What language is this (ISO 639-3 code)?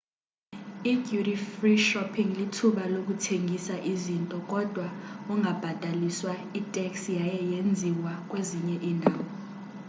xho